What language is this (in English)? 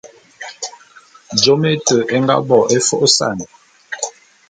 Bulu